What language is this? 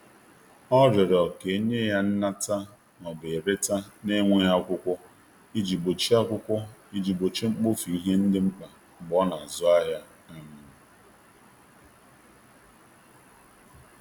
Igbo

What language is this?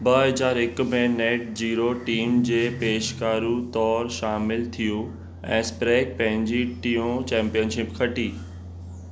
Sindhi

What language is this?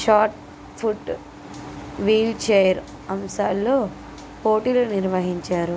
Telugu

